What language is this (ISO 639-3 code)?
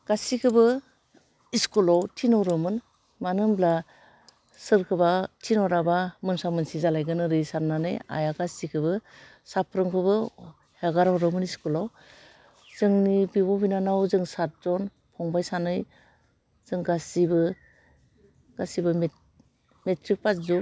brx